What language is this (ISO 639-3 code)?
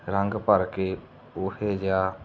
pan